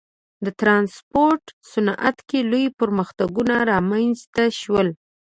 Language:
Pashto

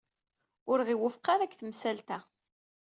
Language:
Kabyle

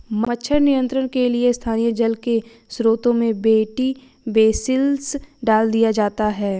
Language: Hindi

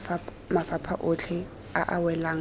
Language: Tswana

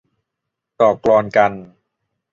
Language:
Thai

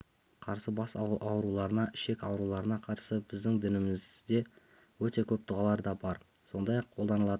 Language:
Kazakh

